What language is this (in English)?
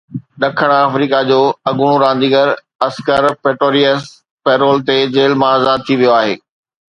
Sindhi